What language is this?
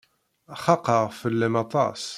Kabyle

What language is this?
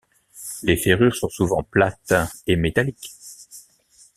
French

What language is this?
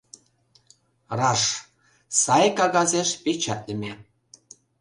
Mari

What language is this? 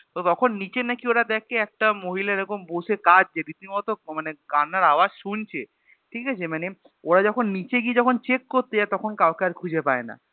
Bangla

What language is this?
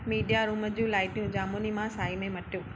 Sindhi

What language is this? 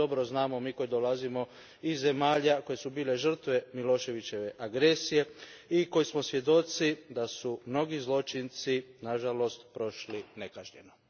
Croatian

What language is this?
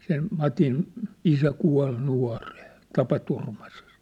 Finnish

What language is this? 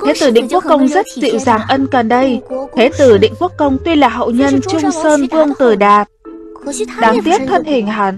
Vietnamese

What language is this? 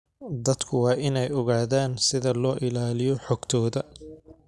Somali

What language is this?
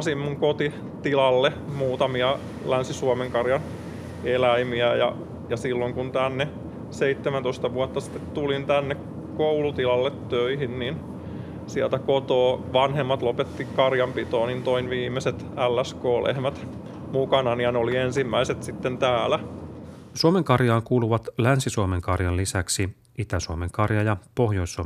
Finnish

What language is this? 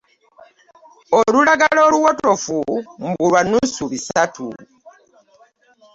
Ganda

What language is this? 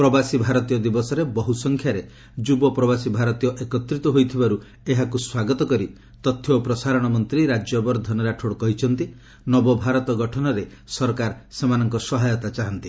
Odia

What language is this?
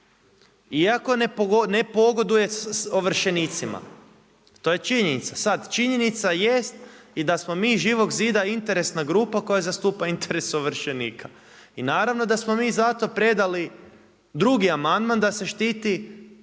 Croatian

